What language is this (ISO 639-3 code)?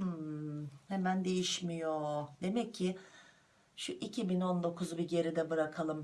tur